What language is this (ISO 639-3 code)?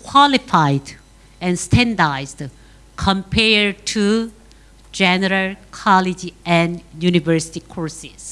eng